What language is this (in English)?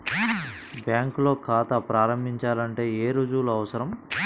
Telugu